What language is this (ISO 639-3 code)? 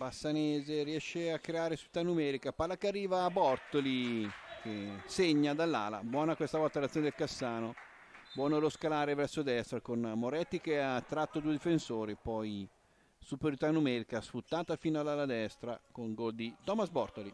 ita